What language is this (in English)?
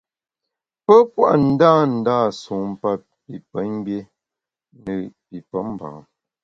Bamun